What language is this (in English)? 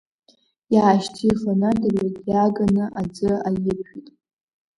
Abkhazian